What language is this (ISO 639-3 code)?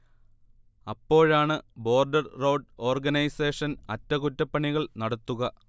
mal